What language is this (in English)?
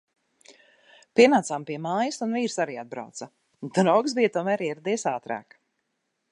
Latvian